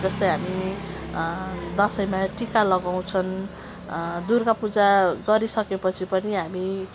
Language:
Nepali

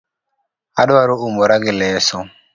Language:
Luo (Kenya and Tanzania)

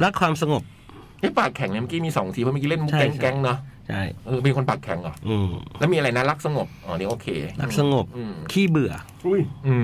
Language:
Thai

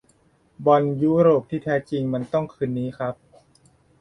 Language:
Thai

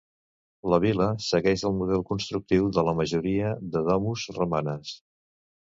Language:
Catalan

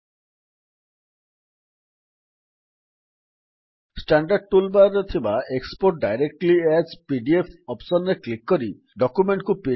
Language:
Odia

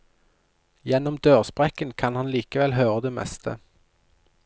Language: Norwegian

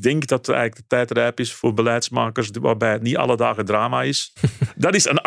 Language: Dutch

